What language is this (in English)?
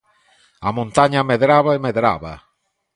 Galician